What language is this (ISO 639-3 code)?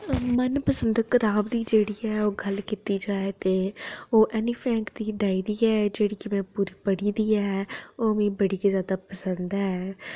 doi